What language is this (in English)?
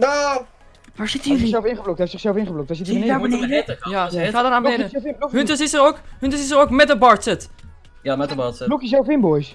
Dutch